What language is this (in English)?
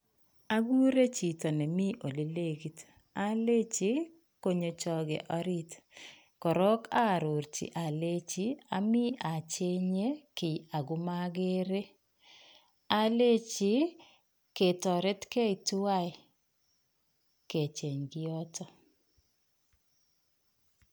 Kalenjin